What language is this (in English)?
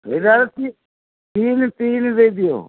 Odia